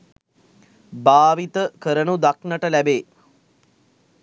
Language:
Sinhala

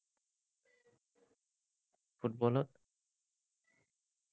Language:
Assamese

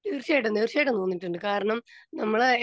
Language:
Malayalam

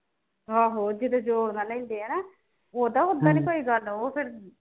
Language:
Punjabi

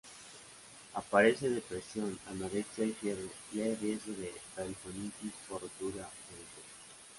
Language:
Spanish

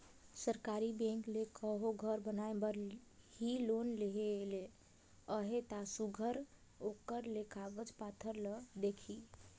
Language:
Chhattisgarhi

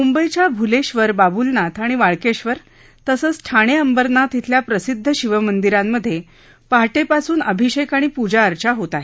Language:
Marathi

